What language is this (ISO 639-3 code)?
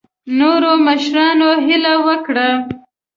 pus